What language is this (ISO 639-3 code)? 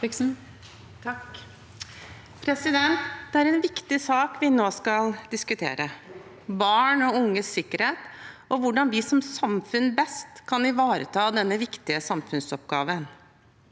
nor